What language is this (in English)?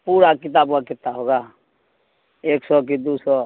Urdu